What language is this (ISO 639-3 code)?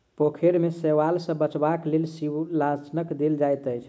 mai